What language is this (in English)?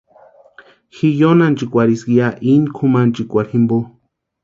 Western Highland Purepecha